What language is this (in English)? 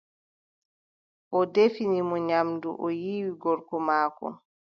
Adamawa Fulfulde